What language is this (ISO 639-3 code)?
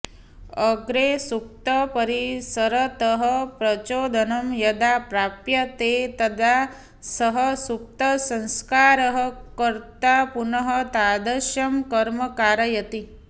san